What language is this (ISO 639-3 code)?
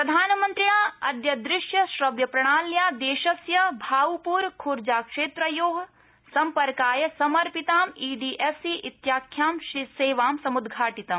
san